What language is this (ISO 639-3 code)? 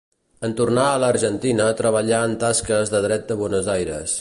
cat